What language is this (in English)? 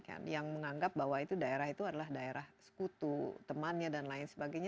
Indonesian